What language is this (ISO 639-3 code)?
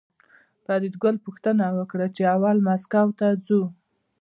pus